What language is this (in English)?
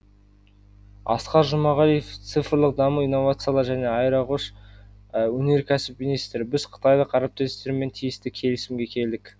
Kazakh